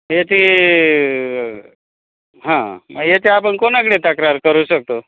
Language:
Marathi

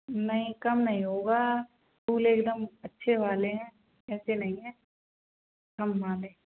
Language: Hindi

